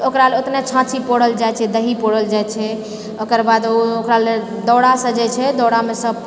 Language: Maithili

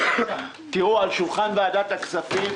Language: Hebrew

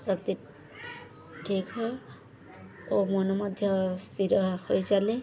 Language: Odia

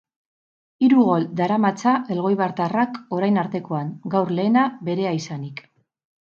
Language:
Basque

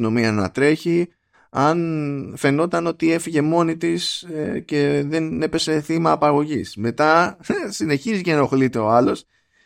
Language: Greek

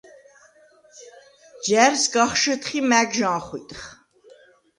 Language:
Svan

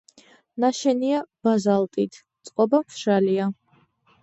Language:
Georgian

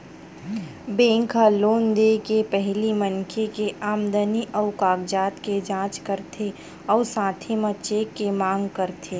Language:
Chhattisgarhi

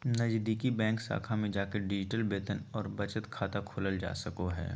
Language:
Magahi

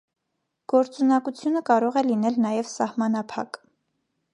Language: Armenian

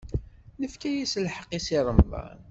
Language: Kabyle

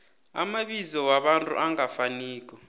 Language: South Ndebele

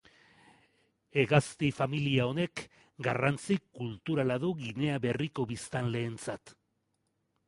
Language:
Basque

